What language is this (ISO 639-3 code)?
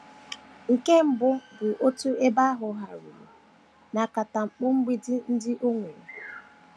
ibo